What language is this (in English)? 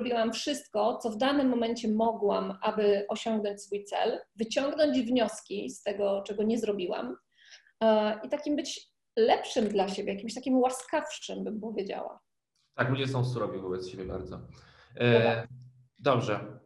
Polish